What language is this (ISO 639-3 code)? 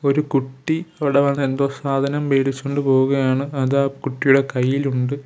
mal